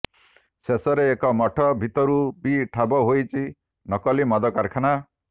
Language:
Odia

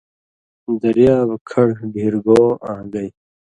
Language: Indus Kohistani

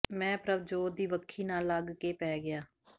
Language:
Punjabi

